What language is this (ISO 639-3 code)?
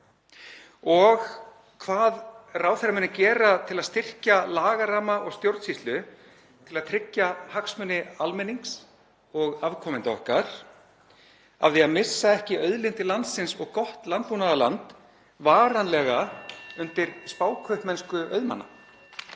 isl